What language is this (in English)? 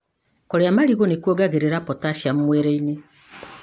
Kikuyu